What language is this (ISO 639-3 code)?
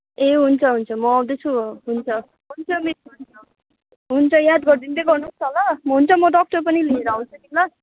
nep